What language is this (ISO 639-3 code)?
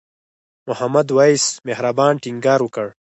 pus